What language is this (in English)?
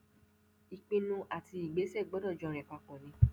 Yoruba